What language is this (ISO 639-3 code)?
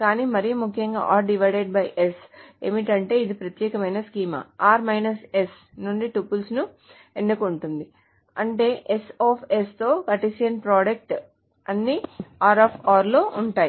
tel